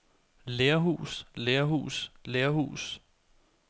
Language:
Danish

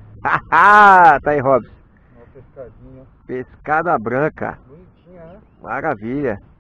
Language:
Portuguese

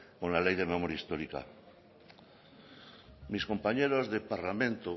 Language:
Spanish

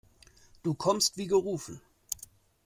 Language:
German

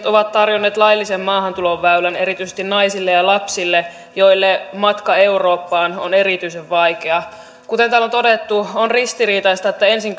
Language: Finnish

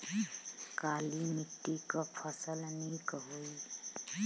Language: Bhojpuri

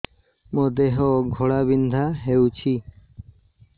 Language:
Odia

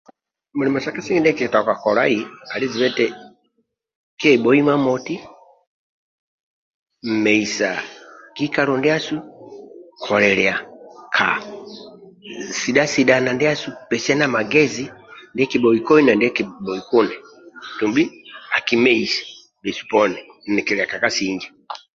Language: Amba (Uganda)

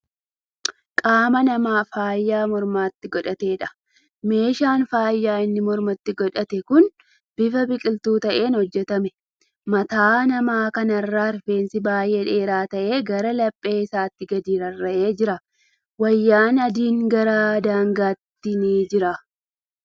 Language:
Oromo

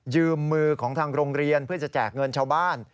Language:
Thai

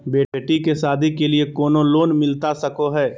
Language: Magahi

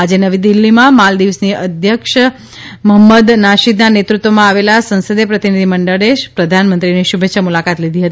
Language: Gujarati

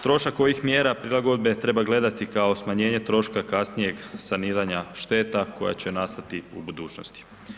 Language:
Croatian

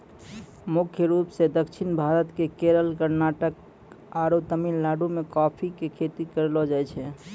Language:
Maithili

